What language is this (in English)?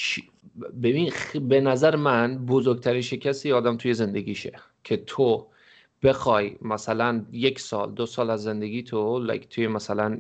Persian